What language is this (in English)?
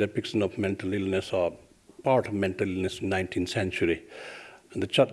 English